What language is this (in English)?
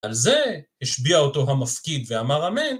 Hebrew